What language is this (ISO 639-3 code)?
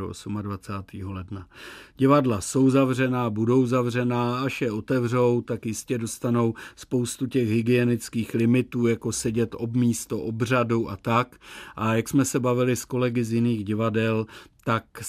ces